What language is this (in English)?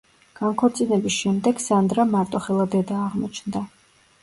Georgian